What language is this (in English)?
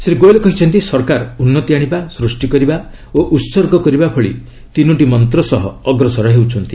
Odia